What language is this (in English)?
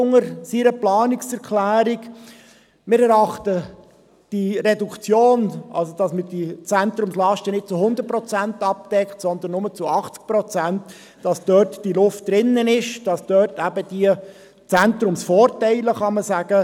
Swiss German